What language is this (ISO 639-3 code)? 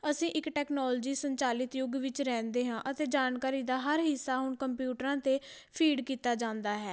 pan